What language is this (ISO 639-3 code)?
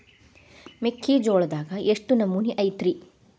kan